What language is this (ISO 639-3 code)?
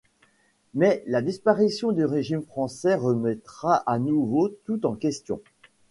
fra